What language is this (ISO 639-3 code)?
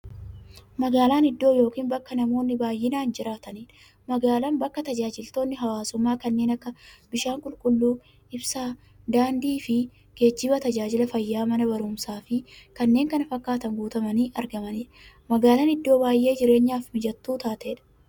orm